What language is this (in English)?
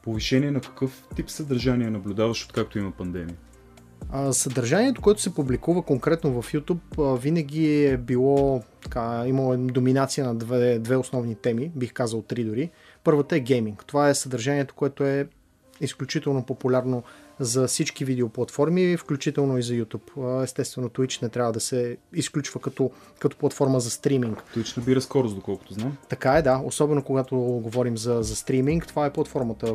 Bulgarian